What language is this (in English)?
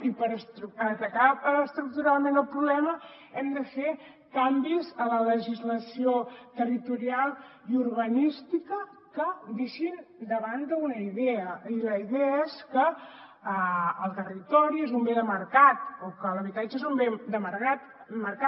Catalan